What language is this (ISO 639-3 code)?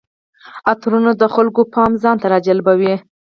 pus